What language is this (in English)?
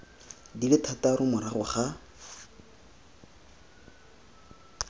Tswana